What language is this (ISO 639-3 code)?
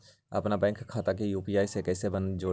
mag